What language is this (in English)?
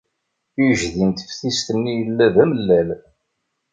Kabyle